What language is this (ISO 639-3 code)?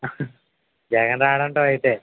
tel